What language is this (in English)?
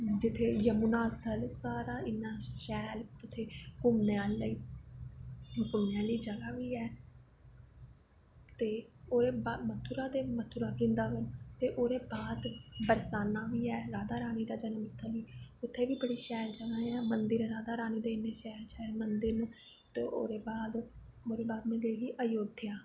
Dogri